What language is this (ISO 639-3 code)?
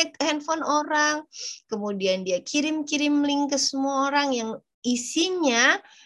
ind